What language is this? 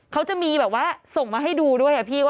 Thai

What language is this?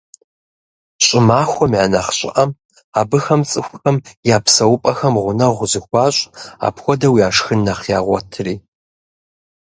Kabardian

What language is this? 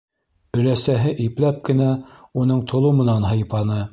Bashkir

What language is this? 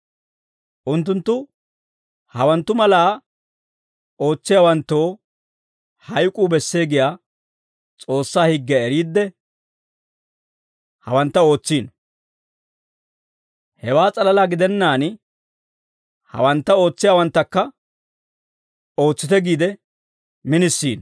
Dawro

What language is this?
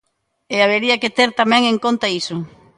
Galician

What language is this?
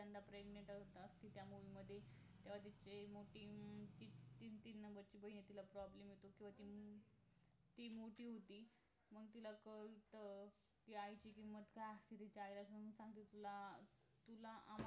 Marathi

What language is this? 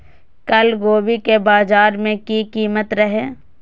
Maithili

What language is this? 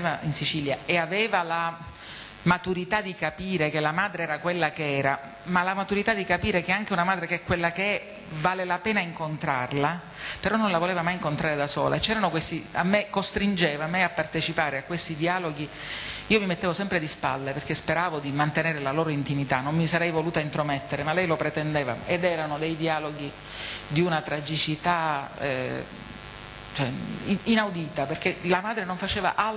Italian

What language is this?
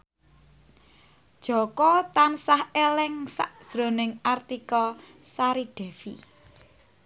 Javanese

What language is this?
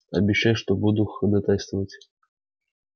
Russian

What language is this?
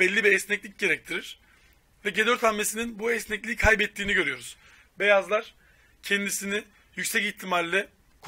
Turkish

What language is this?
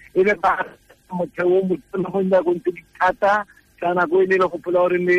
Croatian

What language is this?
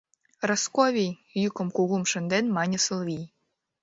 Mari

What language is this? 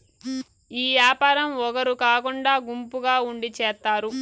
Telugu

